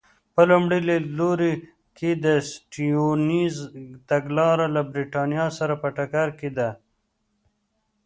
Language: Pashto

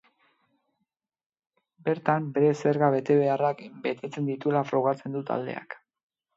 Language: Basque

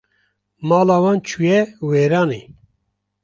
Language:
Kurdish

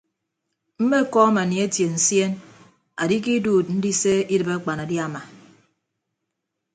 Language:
Ibibio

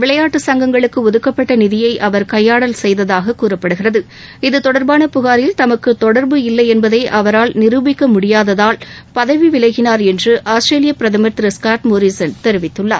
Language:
Tamil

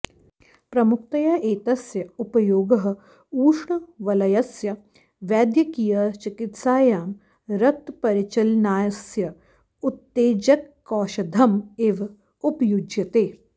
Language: Sanskrit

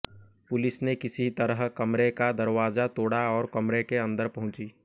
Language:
Hindi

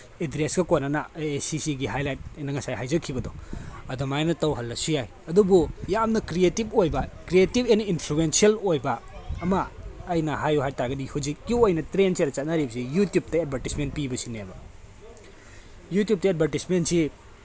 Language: Manipuri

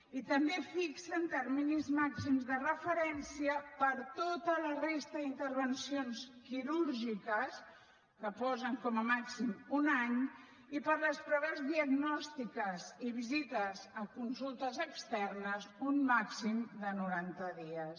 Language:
Catalan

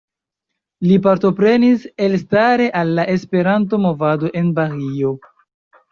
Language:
Esperanto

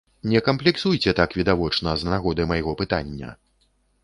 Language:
Belarusian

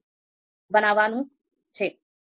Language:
Gujarati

